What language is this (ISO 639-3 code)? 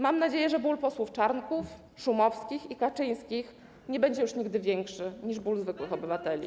pol